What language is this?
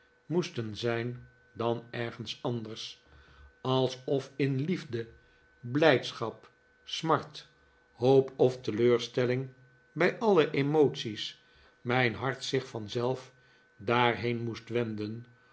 Dutch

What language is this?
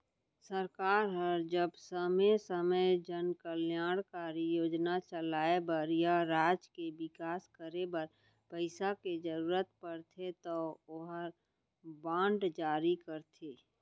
Chhattisgarhi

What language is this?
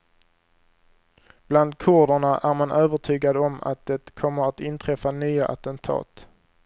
Swedish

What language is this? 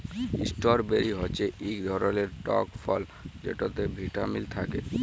Bangla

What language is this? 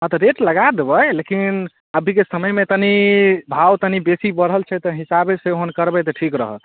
Maithili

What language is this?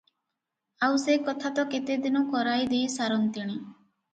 Odia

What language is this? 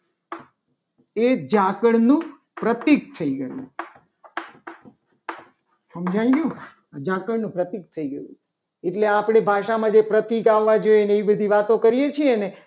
Gujarati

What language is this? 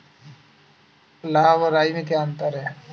Hindi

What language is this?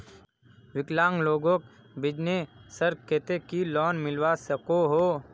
Magahi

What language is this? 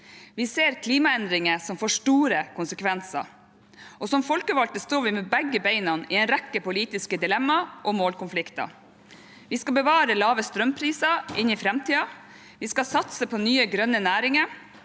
Norwegian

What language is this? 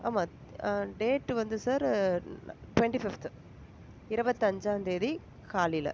Tamil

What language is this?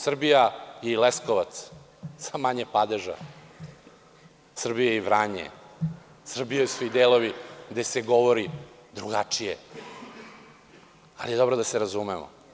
Serbian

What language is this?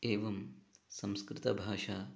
Sanskrit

